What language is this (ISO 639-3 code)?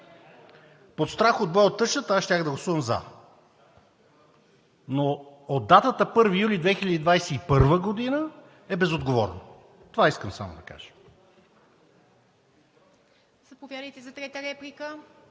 bul